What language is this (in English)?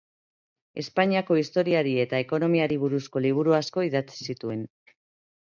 Basque